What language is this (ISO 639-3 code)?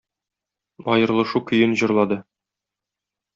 tat